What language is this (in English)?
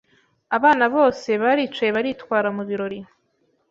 Kinyarwanda